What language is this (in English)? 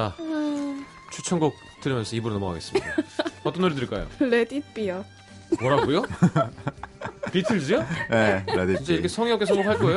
Korean